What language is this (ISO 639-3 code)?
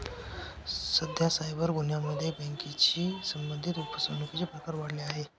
mar